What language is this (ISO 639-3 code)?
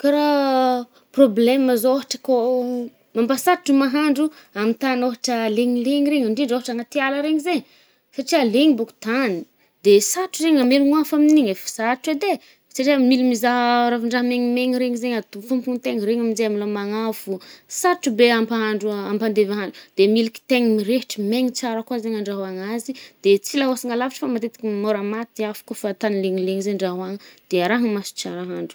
bmm